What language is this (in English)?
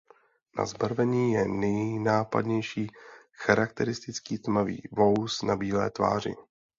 Czech